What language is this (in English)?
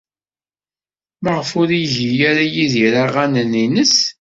Kabyle